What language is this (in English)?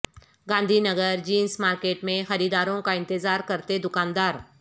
Urdu